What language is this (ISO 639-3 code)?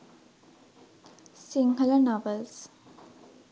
sin